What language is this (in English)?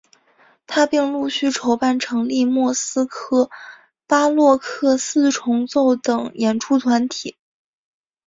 Chinese